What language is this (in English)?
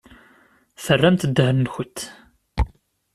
Kabyle